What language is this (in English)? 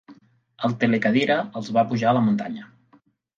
Catalan